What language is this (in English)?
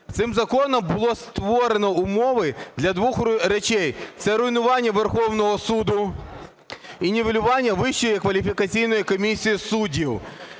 Ukrainian